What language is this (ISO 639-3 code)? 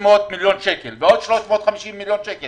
heb